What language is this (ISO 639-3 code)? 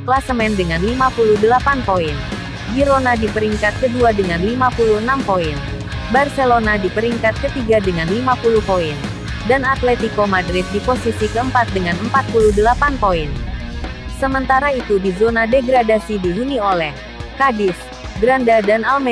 ind